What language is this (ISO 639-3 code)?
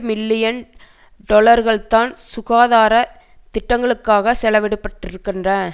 tam